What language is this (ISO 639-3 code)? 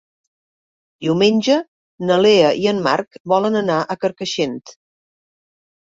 cat